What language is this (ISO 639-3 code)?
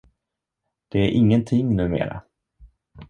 swe